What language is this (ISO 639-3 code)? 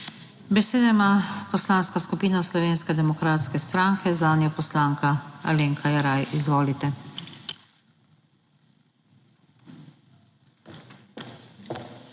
slv